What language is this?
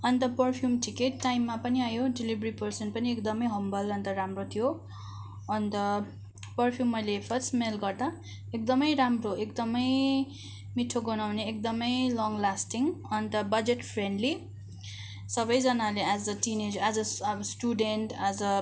Nepali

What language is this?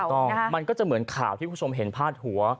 Thai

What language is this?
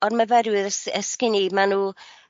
Welsh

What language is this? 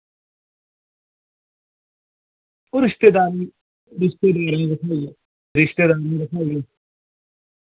Dogri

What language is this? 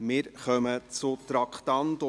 Swiss German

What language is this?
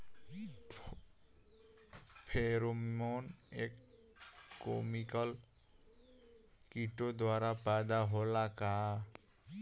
Bhojpuri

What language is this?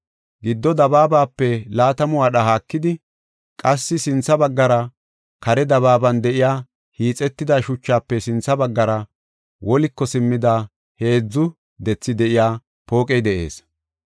Gofa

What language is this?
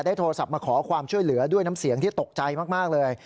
Thai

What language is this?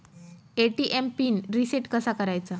Marathi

